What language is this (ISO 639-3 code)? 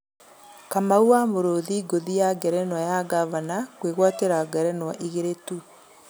kik